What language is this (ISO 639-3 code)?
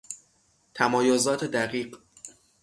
fas